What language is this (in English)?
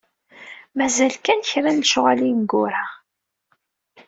Kabyle